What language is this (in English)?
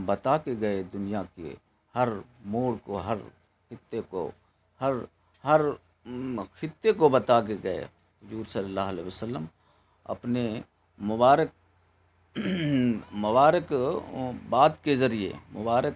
Urdu